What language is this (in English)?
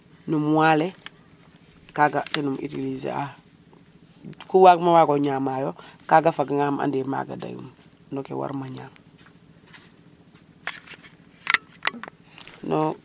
Serer